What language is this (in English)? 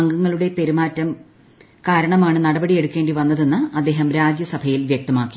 Malayalam